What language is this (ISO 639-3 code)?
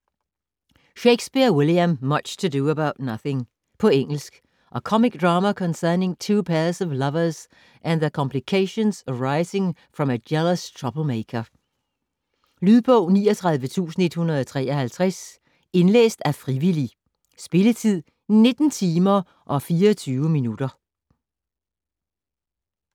dan